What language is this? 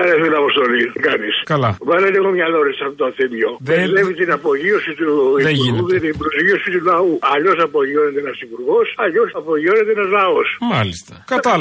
Greek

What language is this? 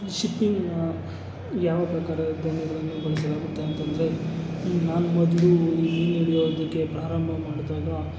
Kannada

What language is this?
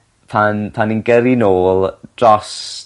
Welsh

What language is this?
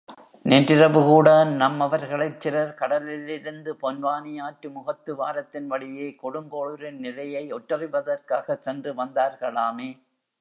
Tamil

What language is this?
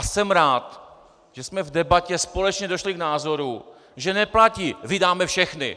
Czech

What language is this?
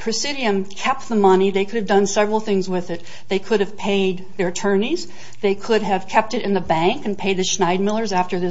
English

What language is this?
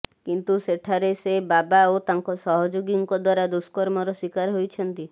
Odia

